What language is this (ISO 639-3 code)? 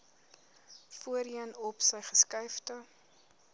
afr